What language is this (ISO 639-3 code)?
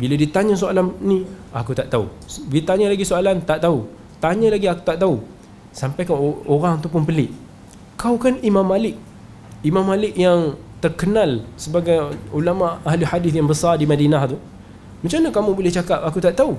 msa